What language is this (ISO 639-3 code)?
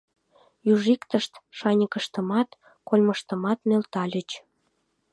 chm